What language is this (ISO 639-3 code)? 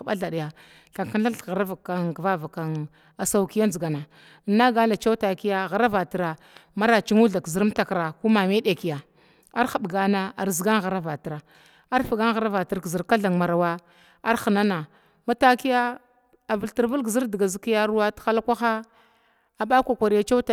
glw